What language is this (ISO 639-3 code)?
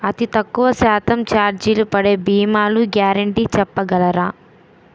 tel